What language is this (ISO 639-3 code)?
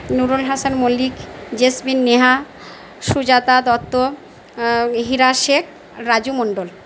ben